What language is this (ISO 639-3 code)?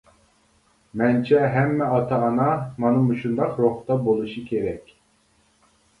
uig